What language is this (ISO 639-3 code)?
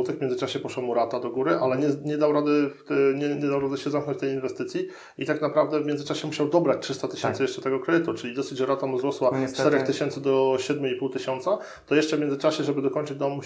pol